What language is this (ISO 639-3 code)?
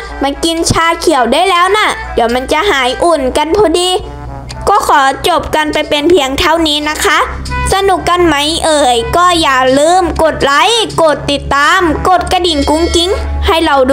tha